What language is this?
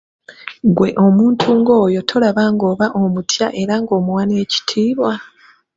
Ganda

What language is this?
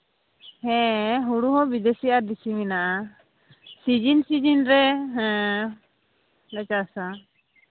Santali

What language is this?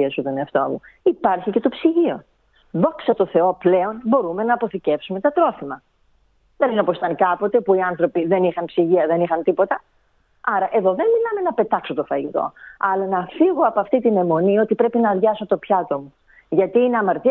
Greek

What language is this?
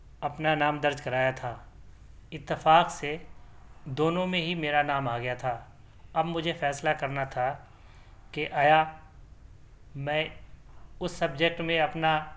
Urdu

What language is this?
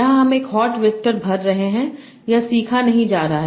Hindi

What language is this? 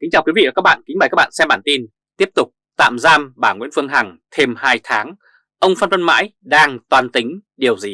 Vietnamese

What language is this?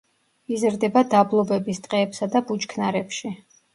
Georgian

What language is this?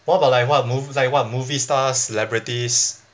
English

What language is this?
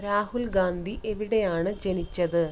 Malayalam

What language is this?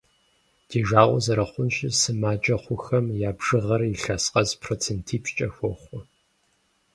Kabardian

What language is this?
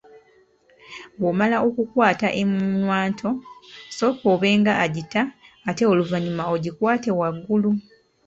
Ganda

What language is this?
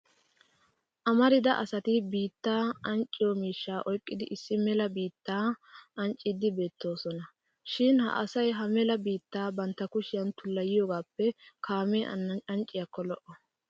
Wolaytta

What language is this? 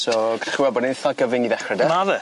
Welsh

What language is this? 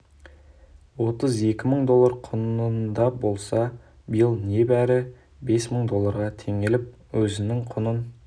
Kazakh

